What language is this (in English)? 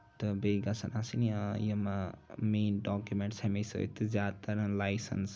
Kashmiri